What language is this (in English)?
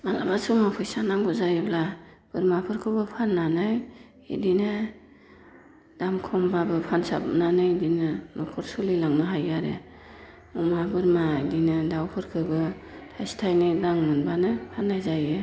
Bodo